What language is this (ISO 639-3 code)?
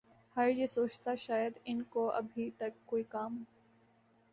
urd